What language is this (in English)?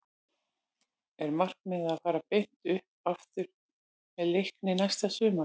Icelandic